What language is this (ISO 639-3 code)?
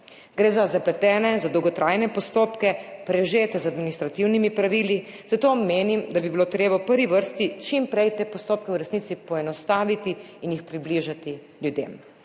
slv